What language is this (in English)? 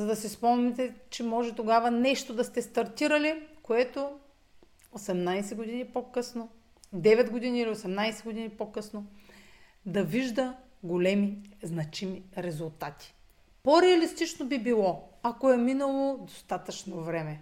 Bulgarian